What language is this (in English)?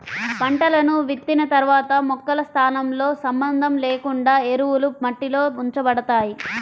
Telugu